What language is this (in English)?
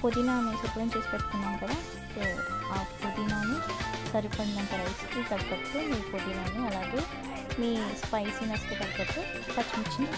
Romanian